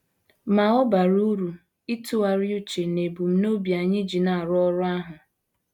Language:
Igbo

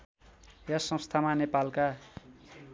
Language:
Nepali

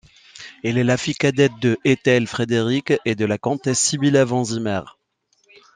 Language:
French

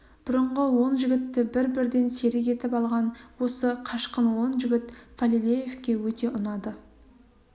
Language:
Kazakh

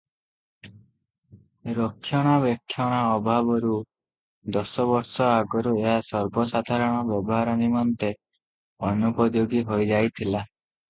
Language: Odia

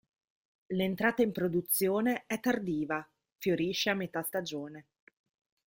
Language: Italian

